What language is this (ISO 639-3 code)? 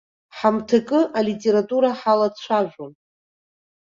abk